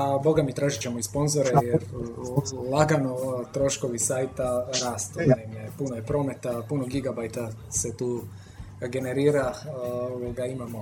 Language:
Croatian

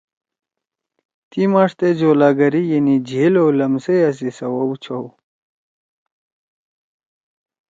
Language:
Torwali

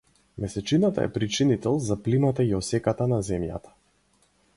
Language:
Macedonian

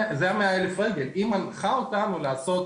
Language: Hebrew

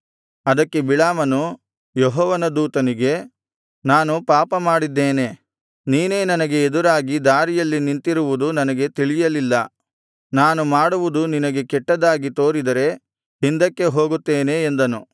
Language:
Kannada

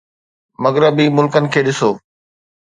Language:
Sindhi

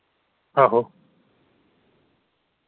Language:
Dogri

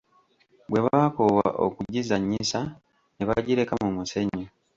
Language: Ganda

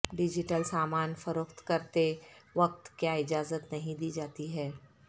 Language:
Urdu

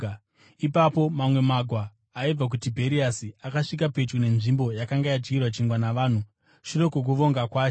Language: Shona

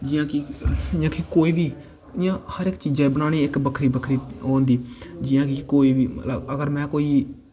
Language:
Dogri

